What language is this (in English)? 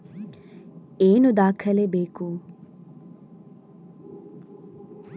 Kannada